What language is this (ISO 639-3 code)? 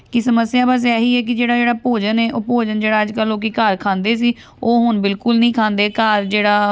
pan